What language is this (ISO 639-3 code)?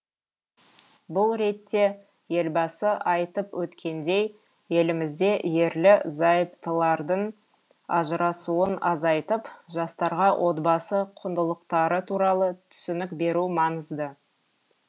kaz